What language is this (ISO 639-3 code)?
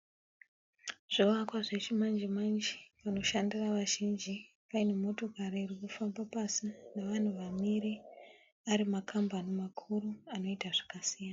sna